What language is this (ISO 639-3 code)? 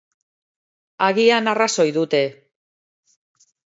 eus